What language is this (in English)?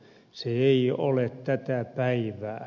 Finnish